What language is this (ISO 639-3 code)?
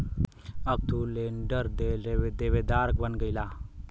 bho